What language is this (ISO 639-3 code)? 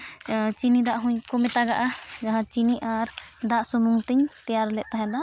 sat